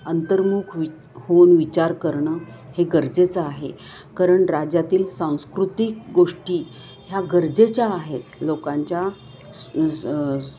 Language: Marathi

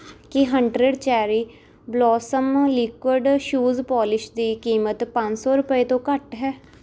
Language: Punjabi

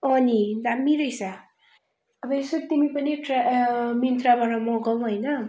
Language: Nepali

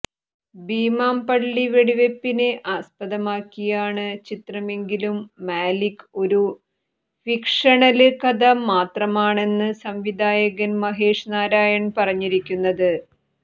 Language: Malayalam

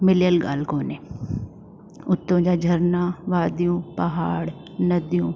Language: Sindhi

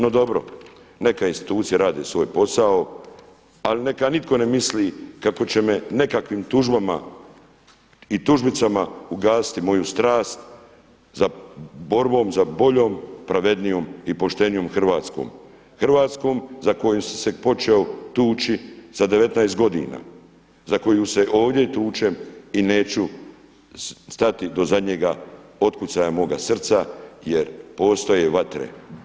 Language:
Croatian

